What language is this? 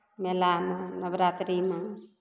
Maithili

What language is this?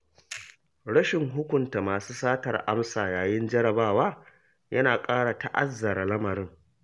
Hausa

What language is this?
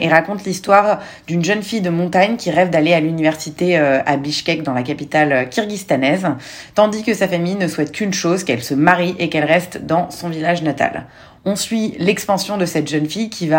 French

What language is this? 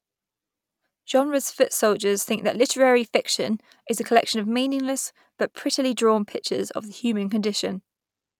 English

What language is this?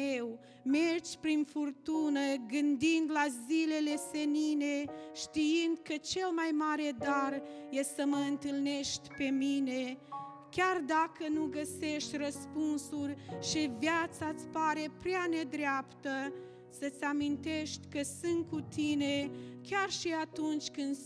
Romanian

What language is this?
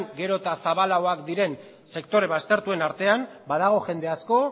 Basque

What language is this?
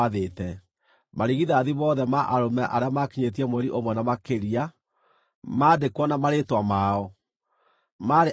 Kikuyu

